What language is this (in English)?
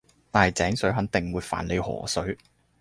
Cantonese